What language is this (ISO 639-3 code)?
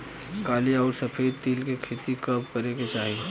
bho